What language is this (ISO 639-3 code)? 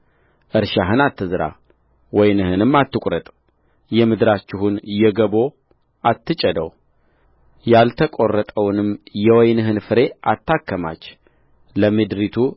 amh